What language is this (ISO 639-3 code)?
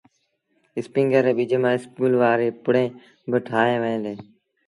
sbn